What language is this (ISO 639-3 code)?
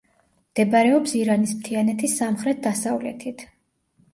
kat